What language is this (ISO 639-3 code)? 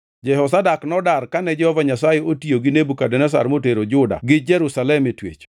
luo